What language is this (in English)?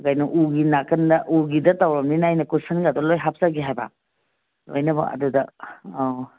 Manipuri